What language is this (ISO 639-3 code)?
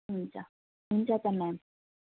nep